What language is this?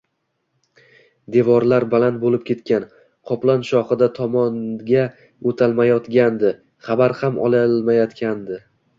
Uzbek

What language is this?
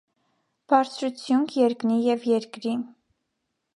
Armenian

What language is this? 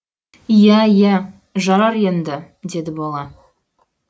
Kazakh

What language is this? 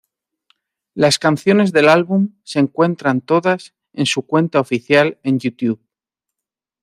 Spanish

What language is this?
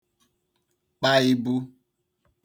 Igbo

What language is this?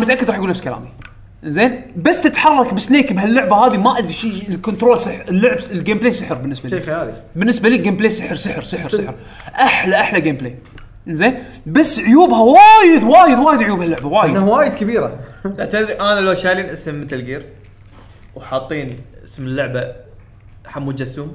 Arabic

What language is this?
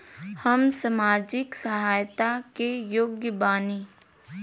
Bhojpuri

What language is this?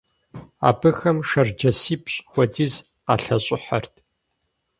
Kabardian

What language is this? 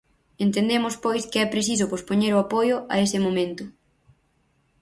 Galician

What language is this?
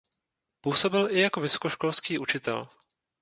Czech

